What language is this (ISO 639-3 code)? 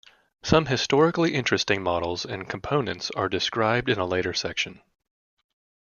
eng